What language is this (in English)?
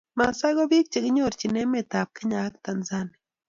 Kalenjin